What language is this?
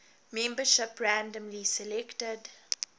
English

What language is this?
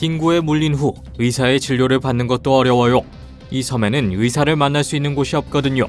Korean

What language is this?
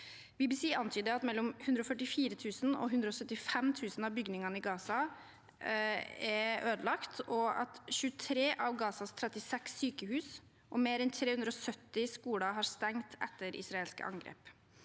Norwegian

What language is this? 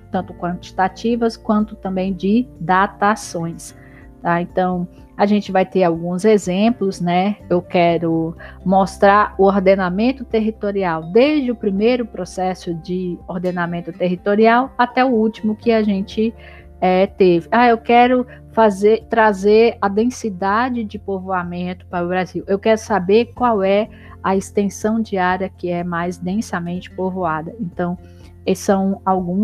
Portuguese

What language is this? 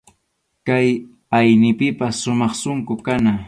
Arequipa-La Unión Quechua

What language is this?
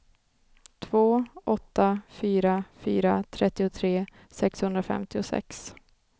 Swedish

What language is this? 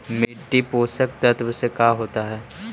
Magahi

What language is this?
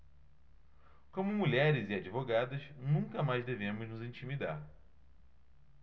Portuguese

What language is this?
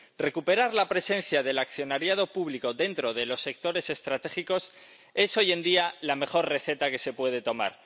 Spanish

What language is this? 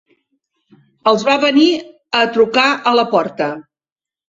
Catalan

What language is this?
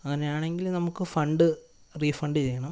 Malayalam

